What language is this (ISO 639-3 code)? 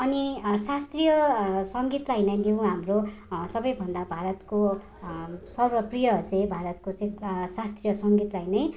nep